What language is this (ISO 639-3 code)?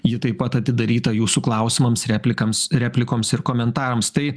lit